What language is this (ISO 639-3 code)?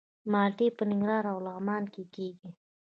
pus